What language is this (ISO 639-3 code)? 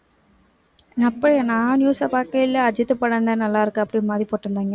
tam